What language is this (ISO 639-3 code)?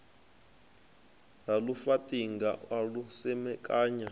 ven